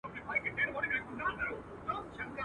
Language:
Pashto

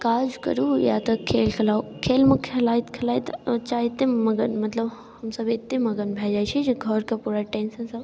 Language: Maithili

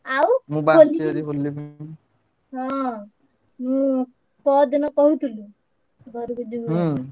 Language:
Odia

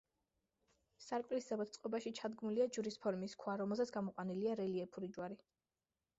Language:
Georgian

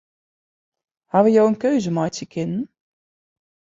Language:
Western Frisian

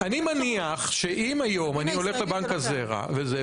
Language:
Hebrew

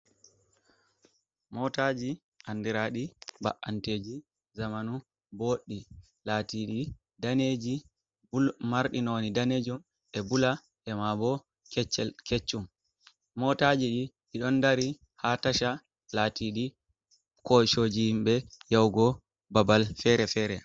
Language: Fula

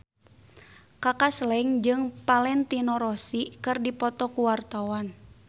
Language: Sundanese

